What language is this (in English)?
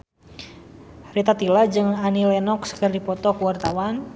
Sundanese